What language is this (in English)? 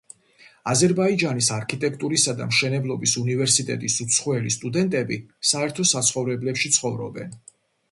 Georgian